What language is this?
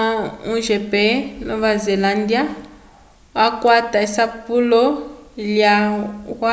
Umbundu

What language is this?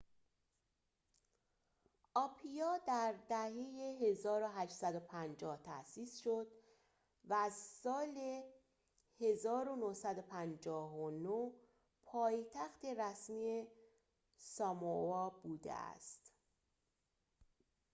Persian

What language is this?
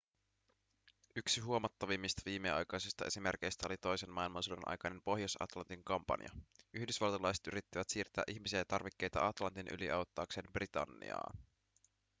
Finnish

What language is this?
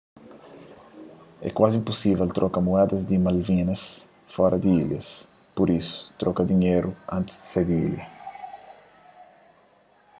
Kabuverdianu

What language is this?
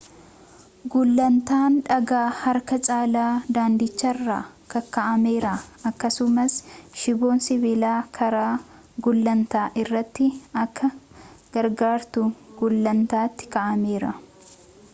Oromo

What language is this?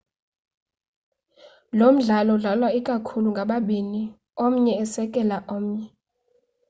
Xhosa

